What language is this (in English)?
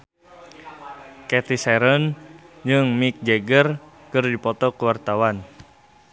Sundanese